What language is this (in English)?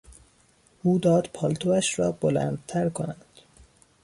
Persian